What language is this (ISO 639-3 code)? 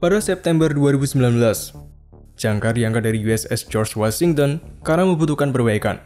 ind